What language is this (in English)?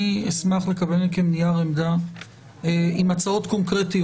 Hebrew